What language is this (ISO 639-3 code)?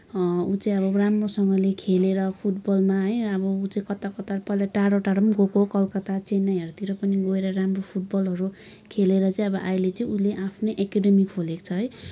nep